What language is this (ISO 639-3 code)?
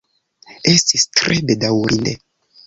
epo